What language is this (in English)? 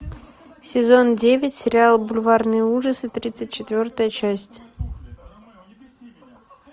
Russian